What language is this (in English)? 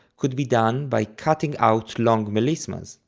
English